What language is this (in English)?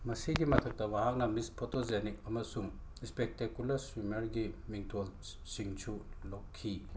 Manipuri